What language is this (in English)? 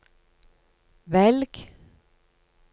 Norwegian